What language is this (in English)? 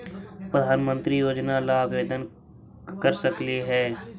Magahi